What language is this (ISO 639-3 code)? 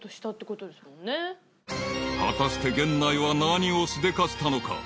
jpn